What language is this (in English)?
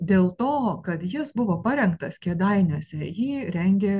Lithuanian